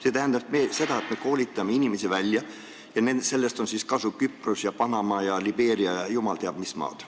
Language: Estonian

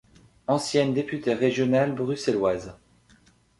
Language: French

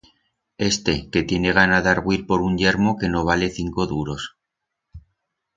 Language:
Aragonese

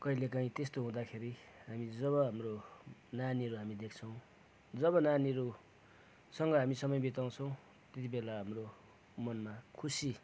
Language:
Nepali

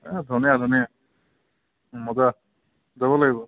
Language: Assamese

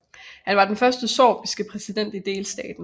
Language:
Danish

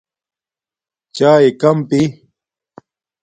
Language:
Domaaki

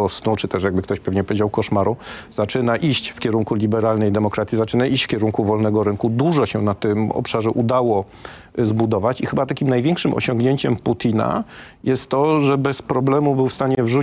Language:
Polish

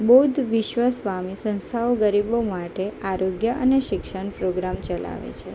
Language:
Gujarati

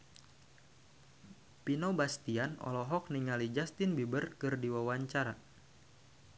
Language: Sundanese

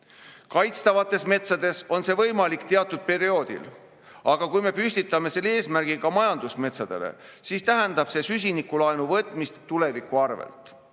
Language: Estonian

